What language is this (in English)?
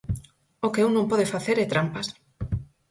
Galician